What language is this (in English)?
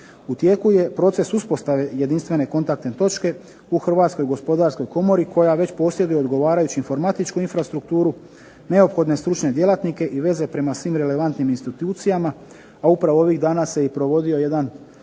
Croatian